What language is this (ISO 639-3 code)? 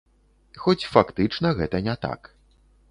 bel